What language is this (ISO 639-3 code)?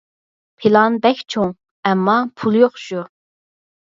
uig